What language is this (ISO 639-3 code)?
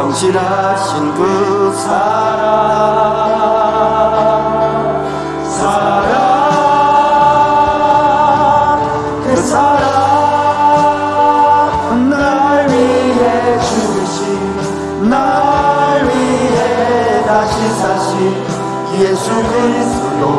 kor